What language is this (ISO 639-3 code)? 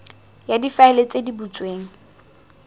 tsn